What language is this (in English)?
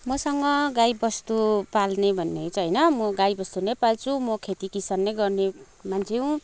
Nepali